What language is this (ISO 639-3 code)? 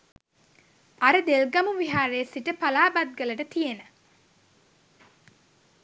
sin